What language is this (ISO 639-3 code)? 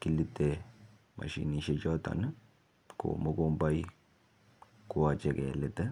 kln